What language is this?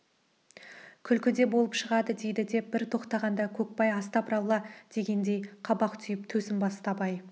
Kazakh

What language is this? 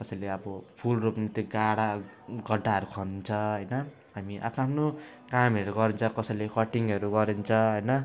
Nepali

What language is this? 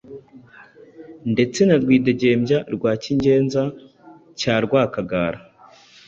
Kinyarwanda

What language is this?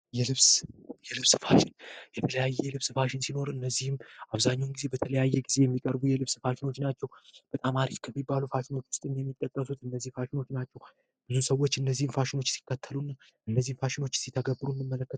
Amharic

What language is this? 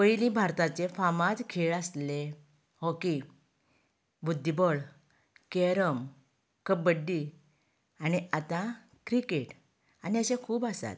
Konkani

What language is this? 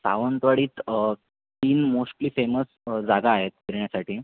Marathi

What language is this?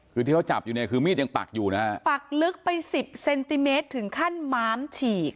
Thai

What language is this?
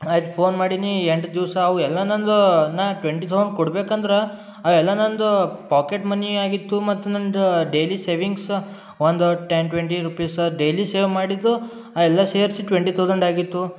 Kannada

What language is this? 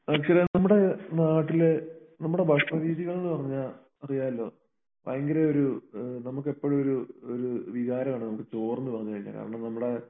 Malayalam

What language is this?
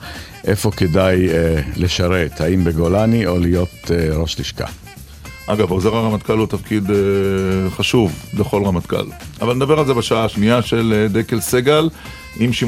Hebrew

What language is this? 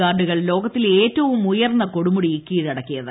Malayalam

